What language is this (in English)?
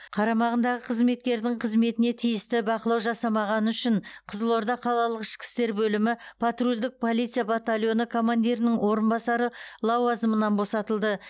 Kazakh